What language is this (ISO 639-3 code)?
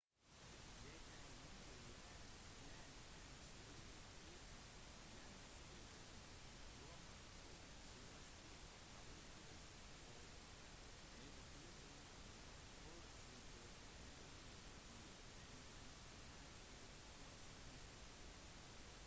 nob